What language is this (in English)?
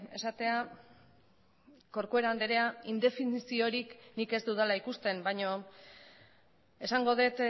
Basque